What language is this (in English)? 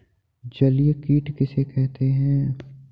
Hindi